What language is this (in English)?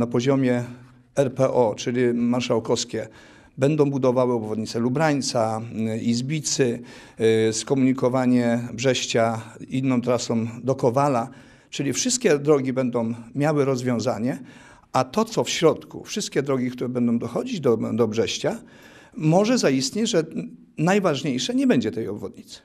Polish